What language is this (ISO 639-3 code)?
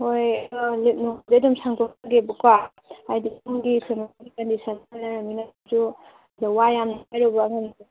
mni